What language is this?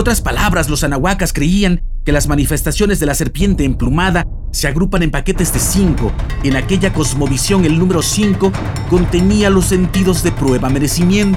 Spanish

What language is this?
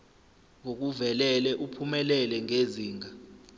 Zulu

